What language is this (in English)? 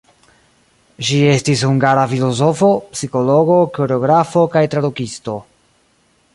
Esperanto